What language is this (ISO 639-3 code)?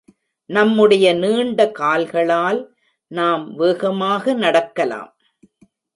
tam